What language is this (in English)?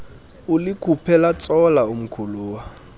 Xhosa